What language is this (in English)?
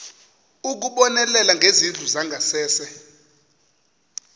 Xhosa